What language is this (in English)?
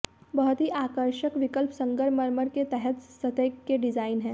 Hindi